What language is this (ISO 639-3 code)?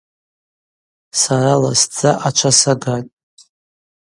abq